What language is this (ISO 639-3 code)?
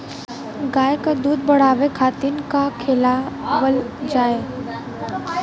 bho